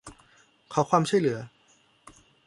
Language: Thai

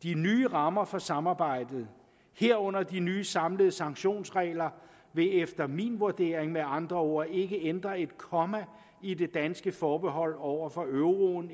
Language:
Danish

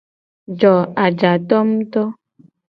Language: Gen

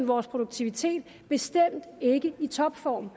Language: Danish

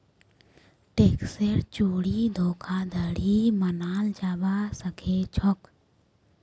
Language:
Magahi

